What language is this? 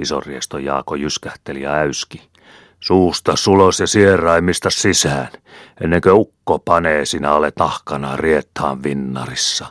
Finnish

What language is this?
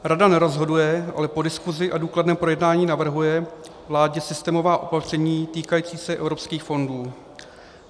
Czech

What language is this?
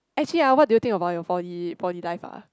English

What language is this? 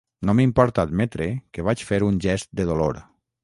Catalan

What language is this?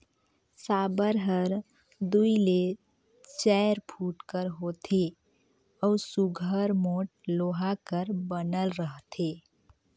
Chhattisgarhi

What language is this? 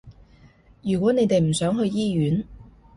Cantonese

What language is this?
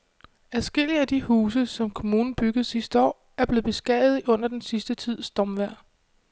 Danish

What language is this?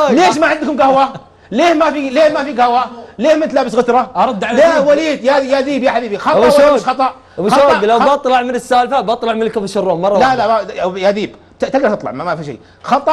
Arabic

